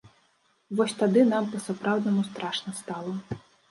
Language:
Belarusian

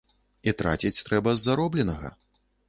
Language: Belarusian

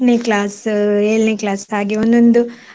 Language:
Kannada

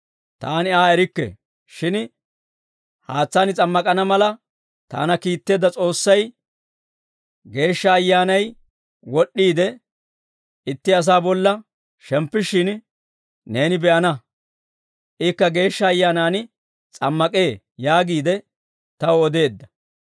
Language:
Dawro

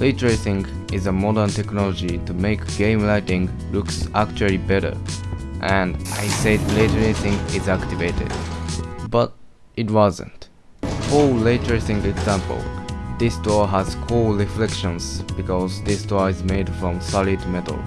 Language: English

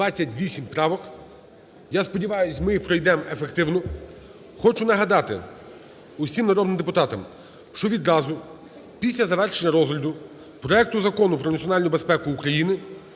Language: Ukrainian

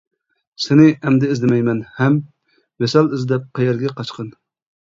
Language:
Uyghur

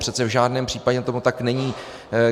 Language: Czech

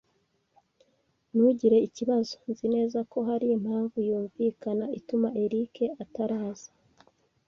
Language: Kinyarwanda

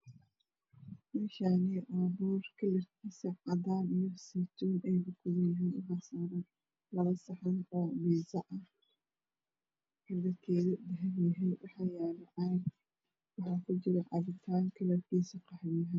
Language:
Somali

